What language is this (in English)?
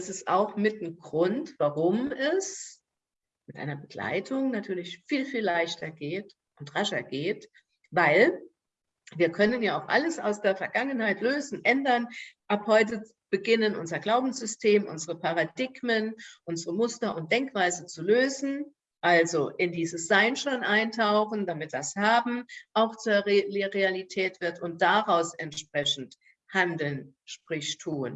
German